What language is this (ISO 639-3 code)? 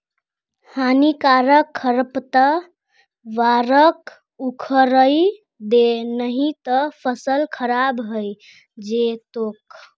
mag